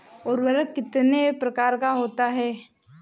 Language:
Hindi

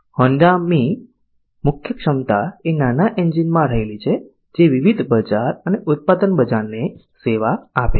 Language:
Gujarati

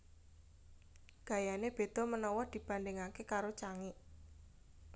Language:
Javanese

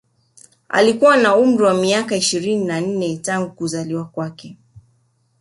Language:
Swahili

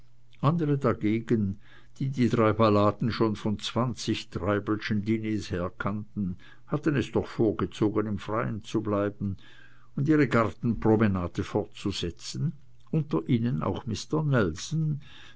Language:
German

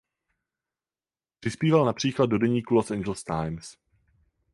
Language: Czech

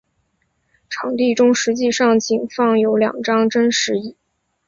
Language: Chinese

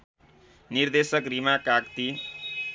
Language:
Nepali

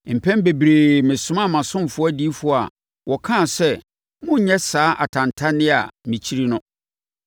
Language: Akan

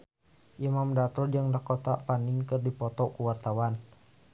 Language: Sundanese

